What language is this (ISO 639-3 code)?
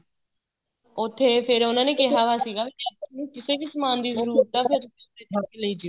pan